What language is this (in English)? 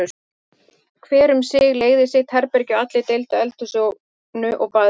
Icelandic